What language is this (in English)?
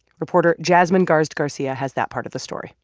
English